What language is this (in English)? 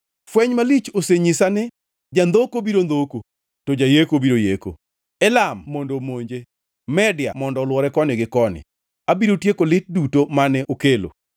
Luo (Kenya and Tanzania)